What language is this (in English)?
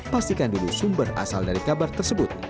Indonesian